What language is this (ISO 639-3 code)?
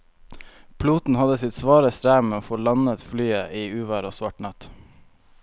nor